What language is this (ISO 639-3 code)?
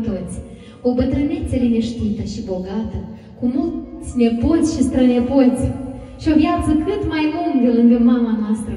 ron